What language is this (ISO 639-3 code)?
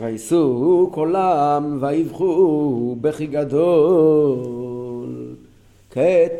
heb